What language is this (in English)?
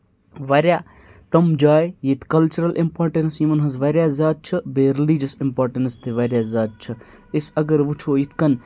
Kashmiri